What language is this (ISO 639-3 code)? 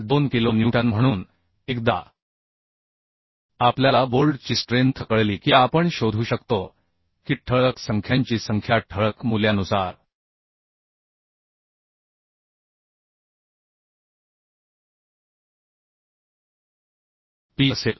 mar